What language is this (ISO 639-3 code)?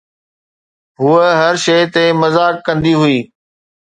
snd